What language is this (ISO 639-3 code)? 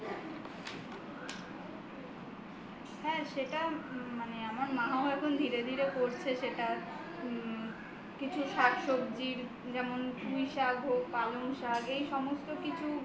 ben